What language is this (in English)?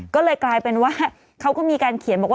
Thai